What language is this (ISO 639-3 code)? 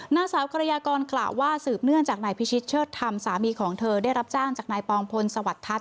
tha